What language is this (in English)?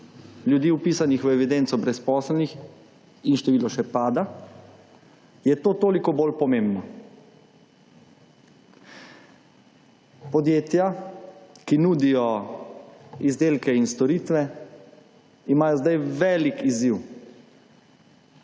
Slovenian